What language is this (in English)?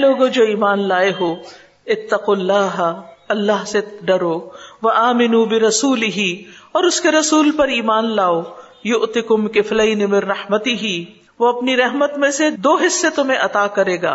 Urdu